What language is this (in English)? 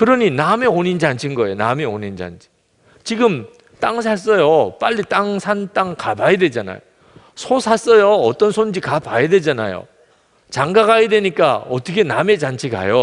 Korean